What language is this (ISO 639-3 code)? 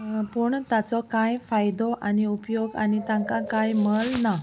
kok